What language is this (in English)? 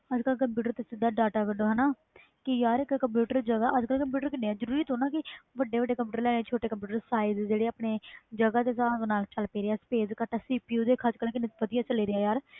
Punjabi